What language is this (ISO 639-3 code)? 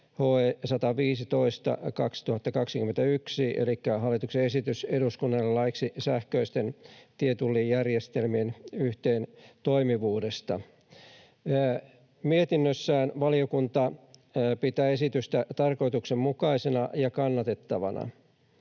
fin